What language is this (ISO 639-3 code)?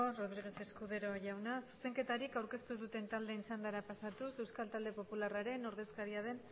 eus